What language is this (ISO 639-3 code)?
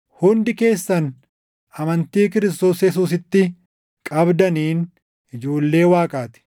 orm